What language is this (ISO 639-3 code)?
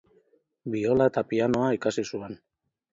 eus